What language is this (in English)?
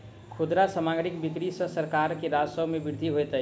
Maithili